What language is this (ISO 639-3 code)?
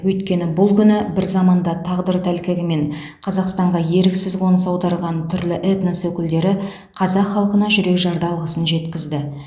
kaz